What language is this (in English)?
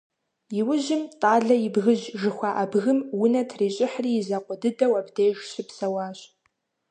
Kabardian